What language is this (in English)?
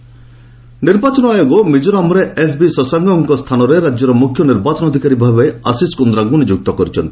Odia